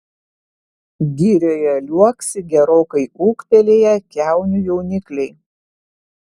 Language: Lithuanian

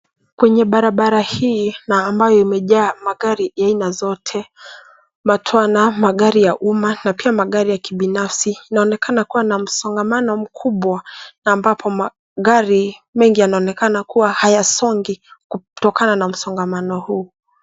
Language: Swahili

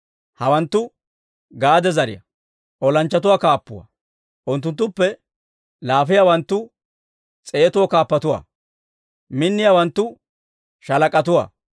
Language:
Dawro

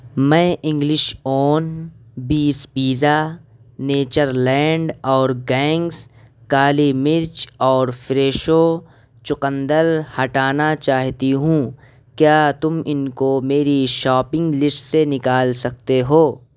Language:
Urdu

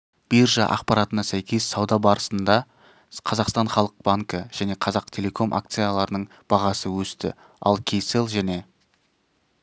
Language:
Kazakh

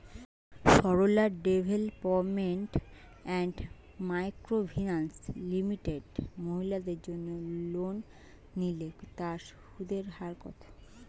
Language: Bangla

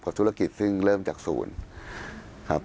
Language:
Thai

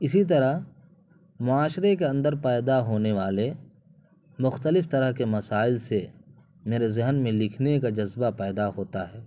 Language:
Urdu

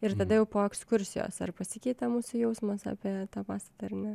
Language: Lithuanian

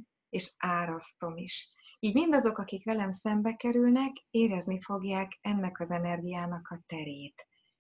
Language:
Hungarian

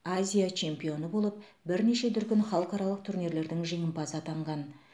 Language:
Kazakh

